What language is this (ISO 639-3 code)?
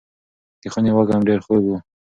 pus